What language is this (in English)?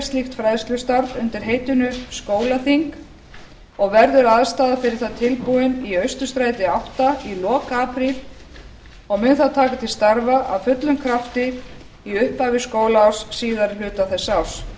Icelandic